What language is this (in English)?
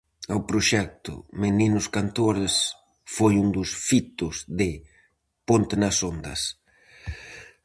Galician